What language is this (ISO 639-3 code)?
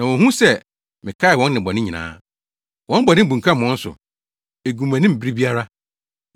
aka